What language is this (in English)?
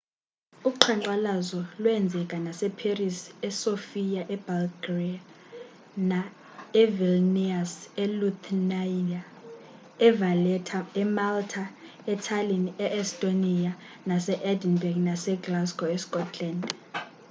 Xhosa